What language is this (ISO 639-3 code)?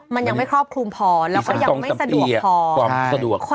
tha